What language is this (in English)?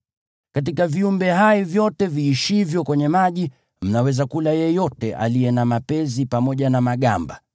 Swahili